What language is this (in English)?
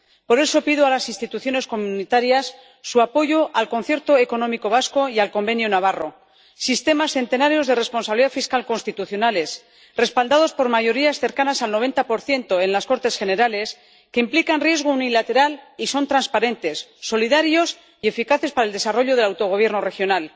Spanish